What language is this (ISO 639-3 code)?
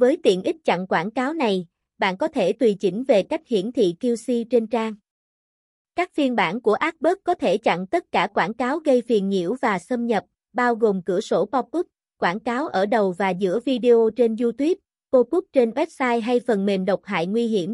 vie